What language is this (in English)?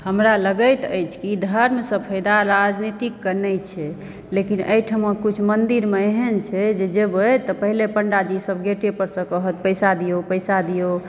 Maithili